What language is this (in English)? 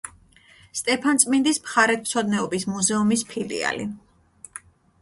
Georgian